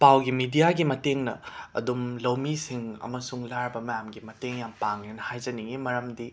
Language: Manipuri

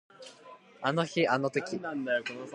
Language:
Japanese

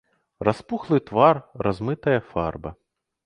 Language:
Belarusian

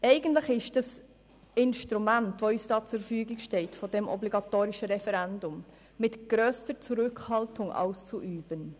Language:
Swiss German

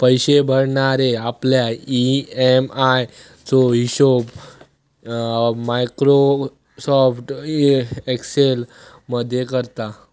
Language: Marathi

